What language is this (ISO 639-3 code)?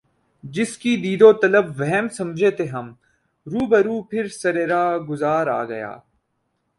urd